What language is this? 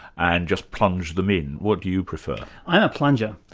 English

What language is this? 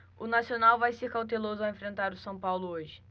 Portuguese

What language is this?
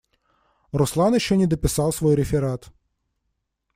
Russian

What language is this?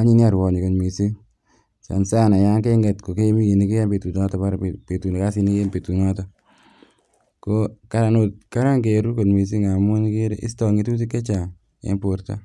Kalenjin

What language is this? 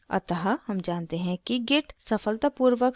Hindi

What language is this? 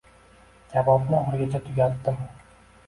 Uzbek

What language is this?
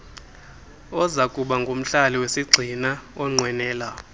Xhosa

